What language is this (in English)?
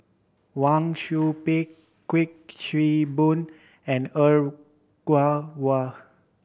English